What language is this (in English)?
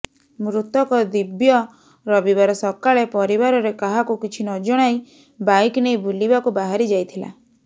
Odia